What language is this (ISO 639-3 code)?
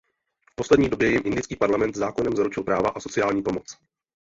ces